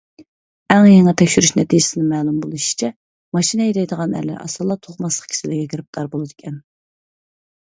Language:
Uyghur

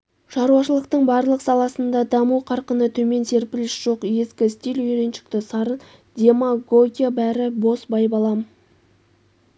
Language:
Kazakh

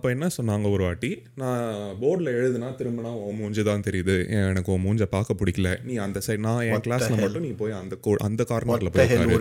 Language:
Tamil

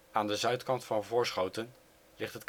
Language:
Dutch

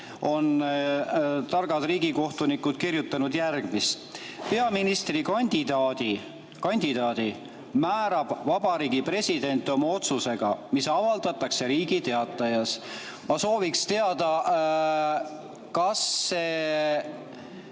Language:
Estonian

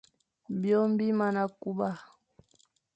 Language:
Fang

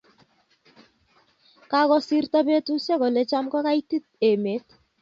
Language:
Kalenjin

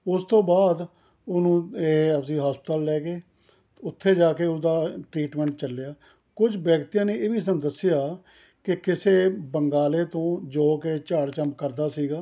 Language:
Punjabi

